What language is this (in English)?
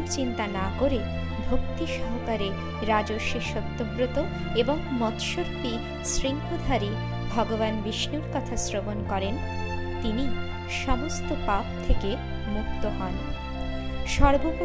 Bangla